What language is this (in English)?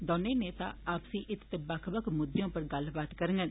Dogri